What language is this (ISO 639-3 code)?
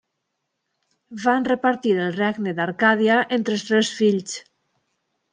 cat